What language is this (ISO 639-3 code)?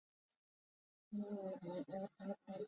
zho